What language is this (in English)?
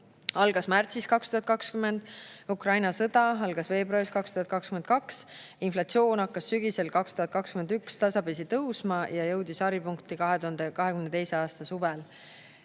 Estonian